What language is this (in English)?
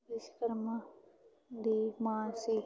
Punjabi